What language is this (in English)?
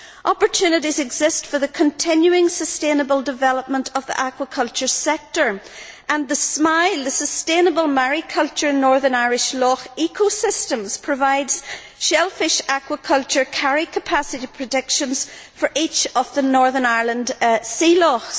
English